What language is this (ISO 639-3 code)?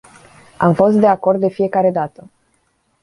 ron